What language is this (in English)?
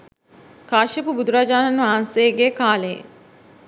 Sinhala